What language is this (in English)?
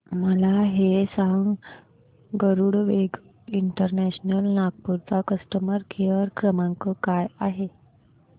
Marathi